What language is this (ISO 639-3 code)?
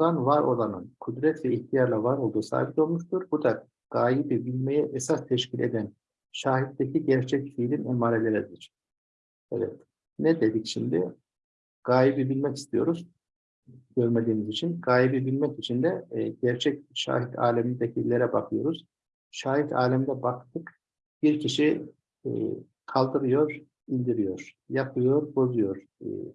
tur